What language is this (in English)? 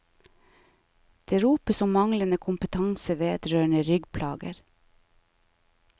Norwegian